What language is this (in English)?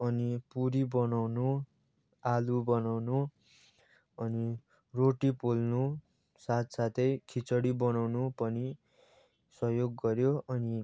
Nepali